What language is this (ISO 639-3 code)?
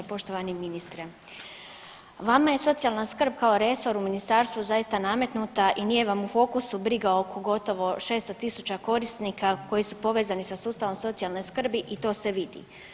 hrv